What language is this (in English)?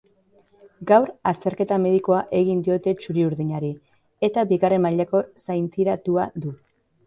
Basque